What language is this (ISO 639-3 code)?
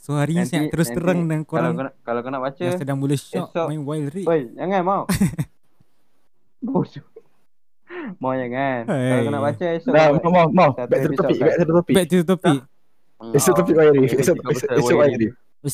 msa